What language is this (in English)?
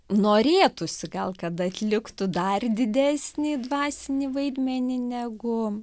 Lithuanian